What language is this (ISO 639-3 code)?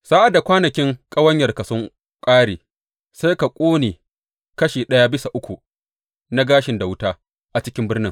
hau